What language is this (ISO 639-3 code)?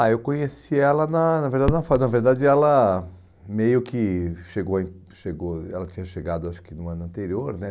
por